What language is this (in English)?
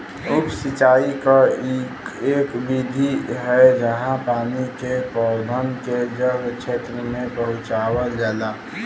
Bhojpuri